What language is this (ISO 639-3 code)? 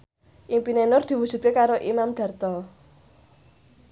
jav